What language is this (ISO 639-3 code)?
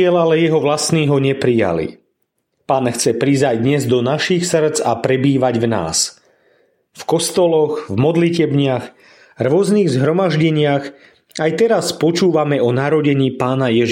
slk